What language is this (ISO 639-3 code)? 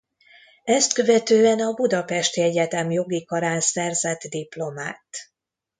hun